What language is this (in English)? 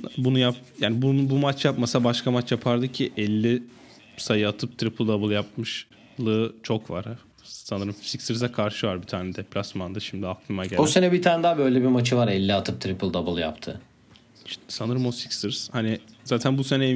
Turkish